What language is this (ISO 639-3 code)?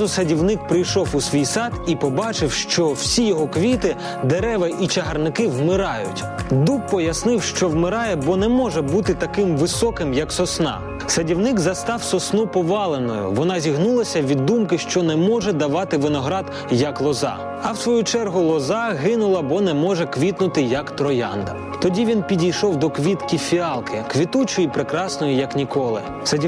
ukr